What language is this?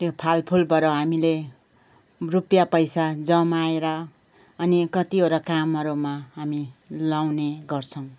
Nepali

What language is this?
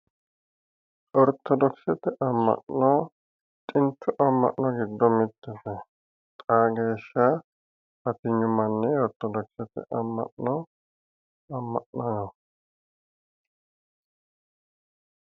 Sidamo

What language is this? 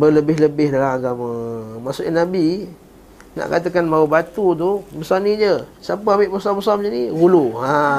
Malay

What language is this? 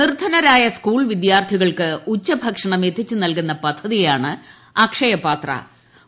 Malayalam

